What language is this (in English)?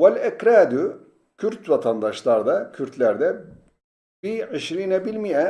Turkish